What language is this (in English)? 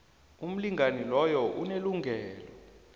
South Ndebele